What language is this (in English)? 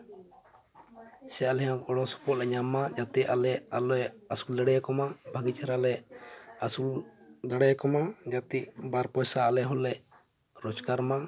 Santali